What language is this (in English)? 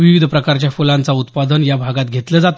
Marathi